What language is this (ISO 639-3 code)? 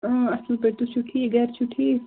kas